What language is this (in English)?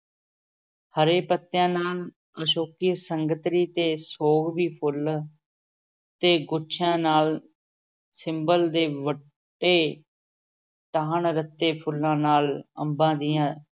Punjabi